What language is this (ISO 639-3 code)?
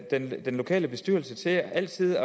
dan